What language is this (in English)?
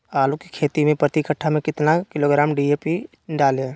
Magahi